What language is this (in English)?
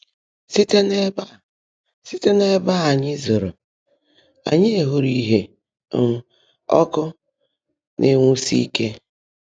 Igbo